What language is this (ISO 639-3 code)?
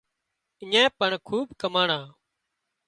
kxp